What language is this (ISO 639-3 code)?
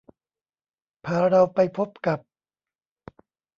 tha